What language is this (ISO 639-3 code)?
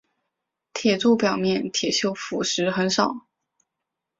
zho